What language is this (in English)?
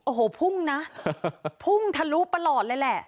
Thai